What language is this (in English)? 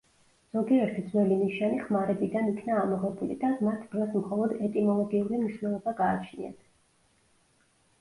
Georgian